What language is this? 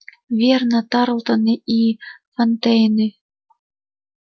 Russian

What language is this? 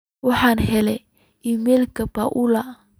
Somali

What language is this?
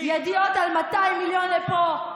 Hebrew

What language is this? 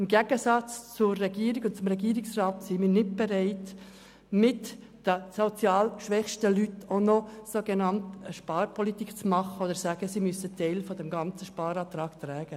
Swiss German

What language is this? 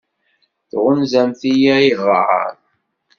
Kabyle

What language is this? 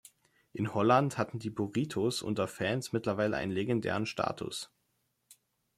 German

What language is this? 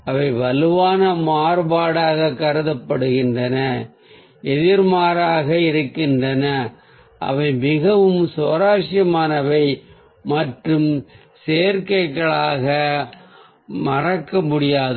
Tamil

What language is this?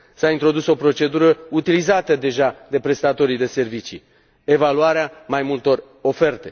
Romanian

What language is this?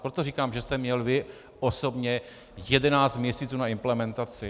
Czech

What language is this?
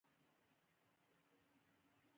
Pashto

